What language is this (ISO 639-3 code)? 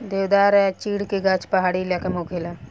bho